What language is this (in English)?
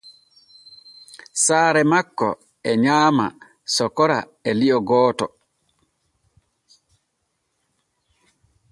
Borgu Fulfulde